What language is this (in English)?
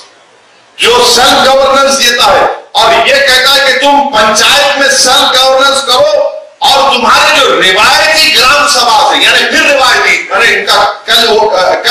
Hindi